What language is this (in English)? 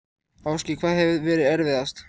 Icelandic